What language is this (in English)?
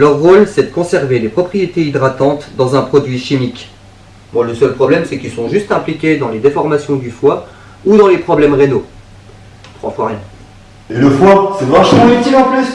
French